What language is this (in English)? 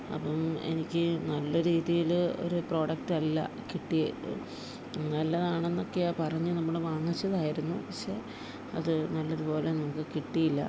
Malayalam